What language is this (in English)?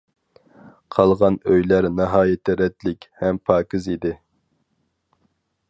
Uyghur